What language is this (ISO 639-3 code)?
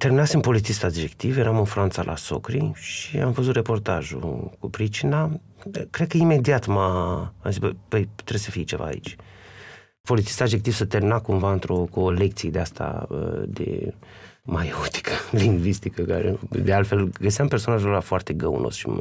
ron